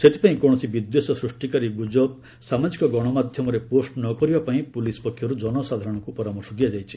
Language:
Odia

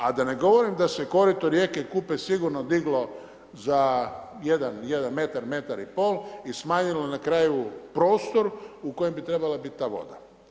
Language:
Croatian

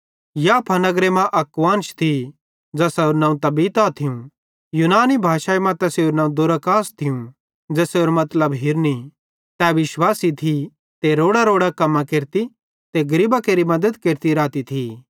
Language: Bhadrawahi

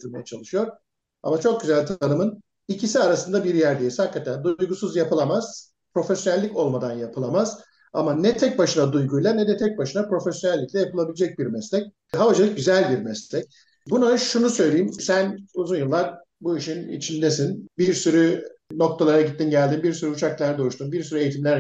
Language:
Turkish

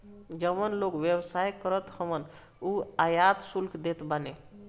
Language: Bhojpuri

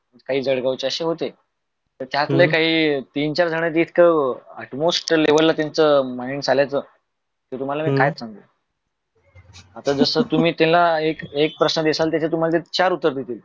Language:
Marathi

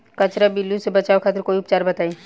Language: Bhojpuri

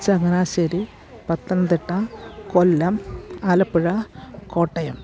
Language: Malayalam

